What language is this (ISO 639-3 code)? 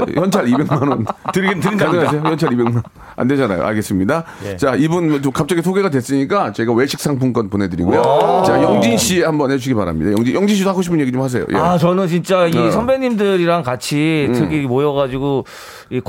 kor